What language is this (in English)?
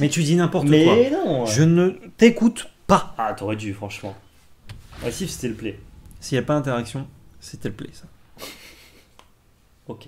French